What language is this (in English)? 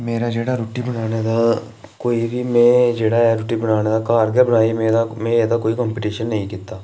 Dogri